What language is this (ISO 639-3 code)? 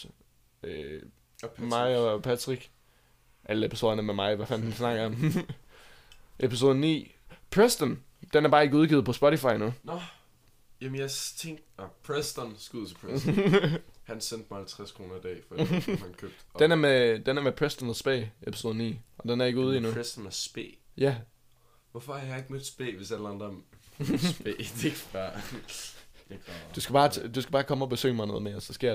dan